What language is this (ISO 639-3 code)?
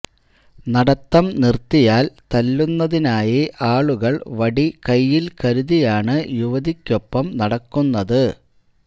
mal